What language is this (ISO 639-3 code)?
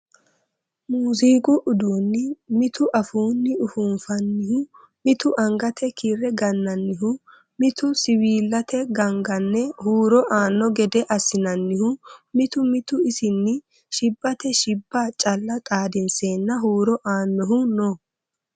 sid